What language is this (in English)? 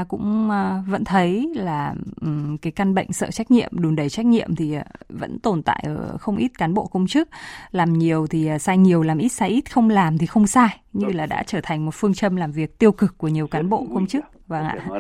Vietnamese